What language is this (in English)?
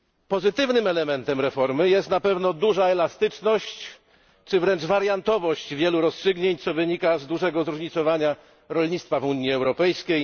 Polish